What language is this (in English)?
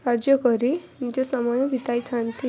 Odia